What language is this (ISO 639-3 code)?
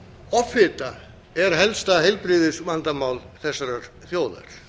isl